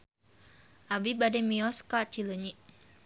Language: Sundanese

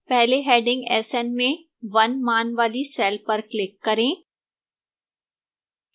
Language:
Hindi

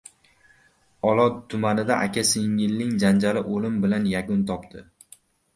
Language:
Uzbek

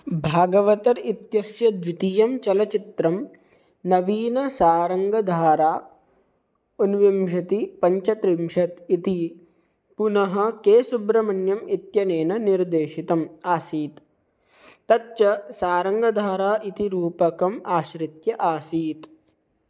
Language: Sanskrit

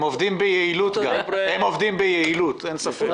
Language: Hebrew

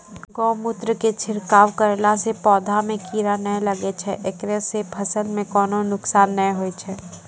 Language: Maithili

